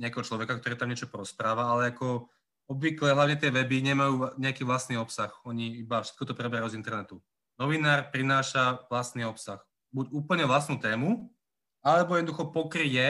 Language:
Slovak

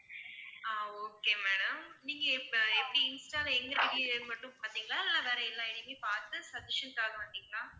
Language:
Tamil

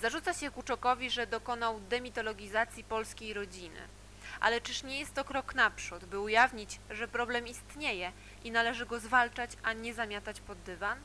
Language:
Polish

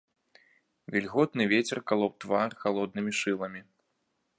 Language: Belarusian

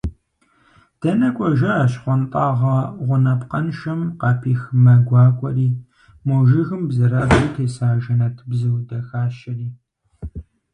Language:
Kabardian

